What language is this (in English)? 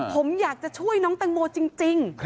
Thai